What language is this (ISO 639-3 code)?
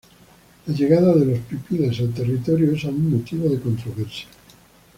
spa